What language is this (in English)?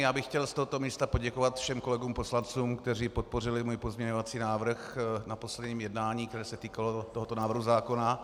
Czech